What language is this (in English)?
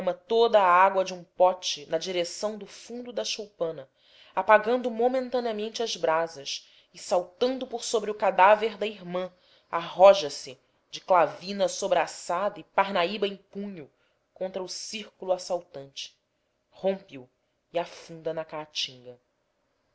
Portuguese